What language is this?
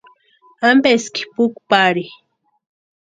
Western Highland Purepecha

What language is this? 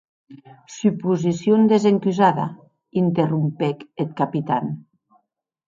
Occitan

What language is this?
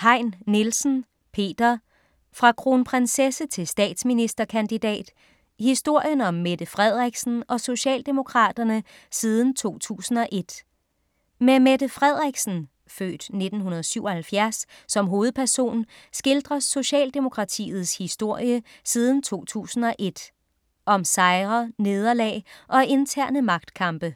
Danish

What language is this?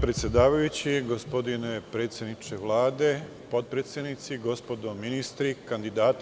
Serbian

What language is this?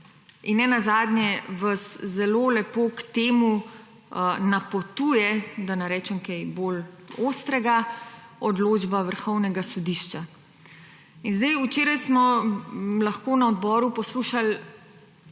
Slovenian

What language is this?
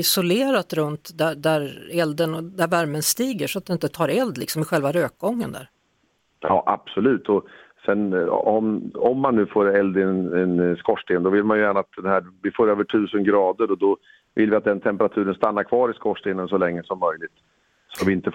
Swedish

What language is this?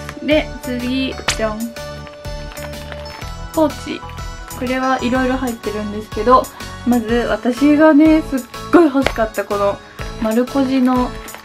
Japanese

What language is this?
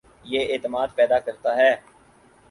Urdu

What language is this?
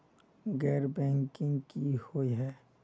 Magahi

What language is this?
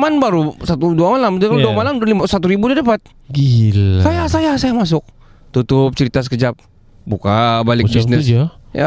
Malay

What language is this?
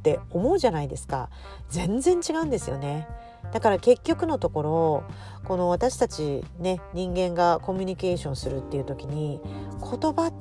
Japanese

